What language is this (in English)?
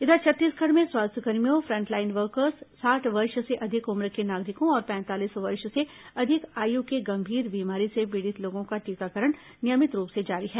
Hindi